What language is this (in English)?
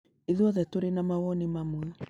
Kikuyu